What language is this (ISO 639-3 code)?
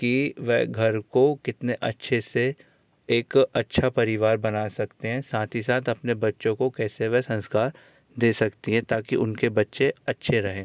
hin